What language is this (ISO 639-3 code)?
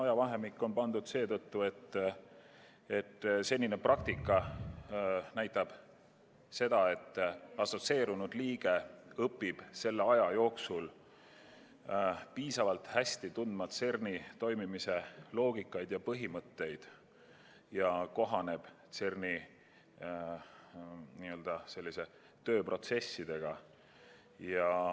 est